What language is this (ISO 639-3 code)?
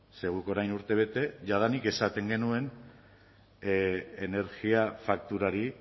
eus